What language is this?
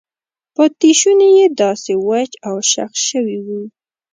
Pashto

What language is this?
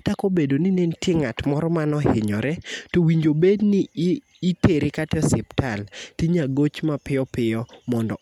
Luo (Kenya and Tanzania)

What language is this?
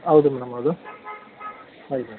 Kannada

